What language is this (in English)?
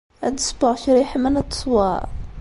Kabyle